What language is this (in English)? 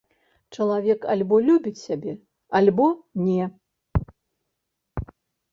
Belarusian